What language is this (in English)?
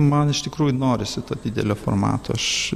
Lithuanian